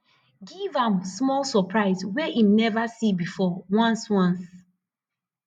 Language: Nigerian Pidgin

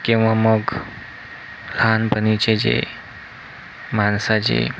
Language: Marathi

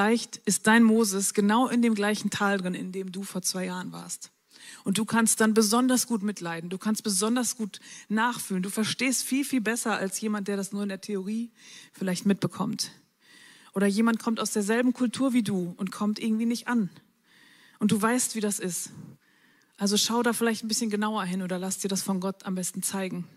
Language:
German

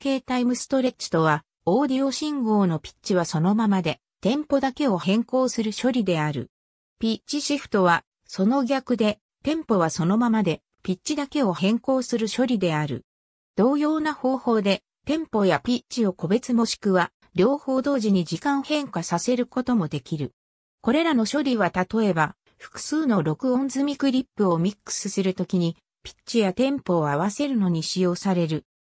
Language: Japanese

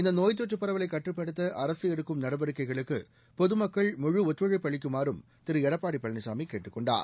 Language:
Tamil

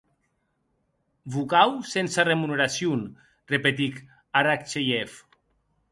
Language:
Occitan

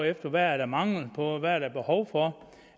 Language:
Danish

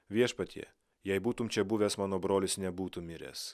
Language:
Lithuanian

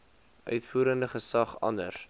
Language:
Afrikaans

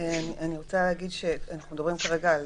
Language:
Hebrew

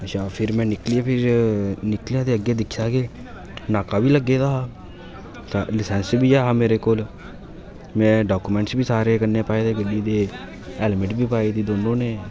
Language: Dogri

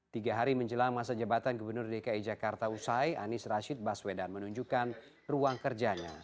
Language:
Indonesian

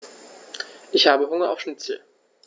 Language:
German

